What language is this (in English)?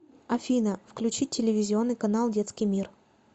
Russian